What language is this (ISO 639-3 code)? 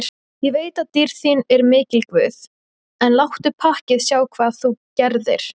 isl